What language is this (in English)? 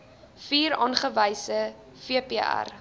Afrikaans